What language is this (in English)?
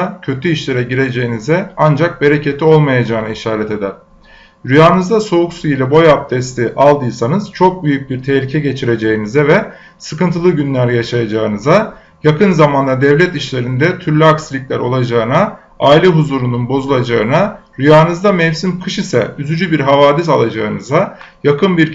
Turkish